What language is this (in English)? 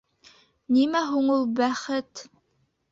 Bashkir